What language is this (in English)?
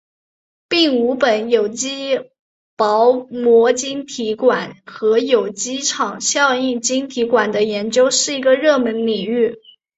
Chinese